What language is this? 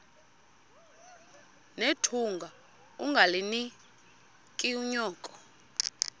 Xhosa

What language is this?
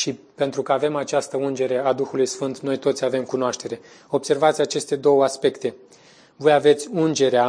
Romanian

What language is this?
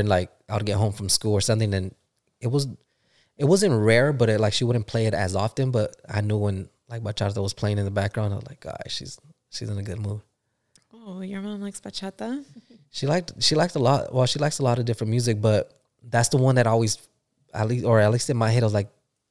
English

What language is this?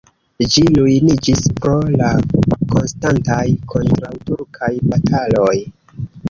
Esperanto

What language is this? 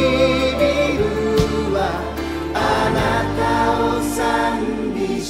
Japanese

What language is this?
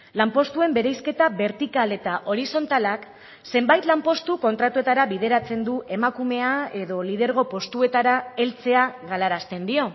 Basque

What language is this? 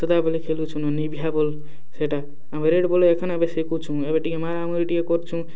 Odia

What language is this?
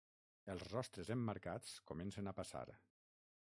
Catalan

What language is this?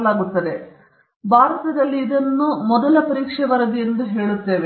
Kannada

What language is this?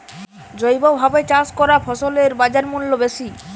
Bangla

